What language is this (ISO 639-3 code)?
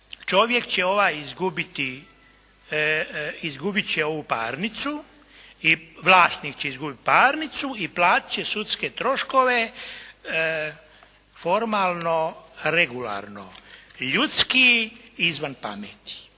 hrv